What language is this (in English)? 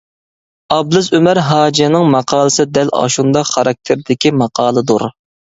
Uyghur